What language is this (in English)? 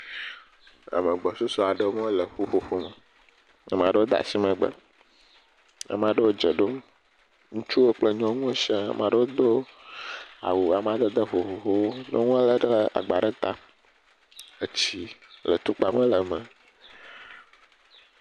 Ewe